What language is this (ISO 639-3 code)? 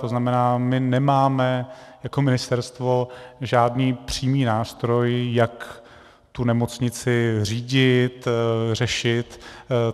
ces